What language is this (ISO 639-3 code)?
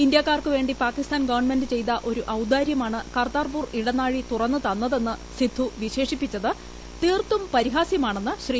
mal